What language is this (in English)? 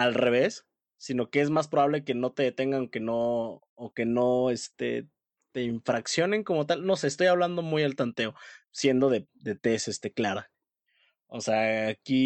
Spanish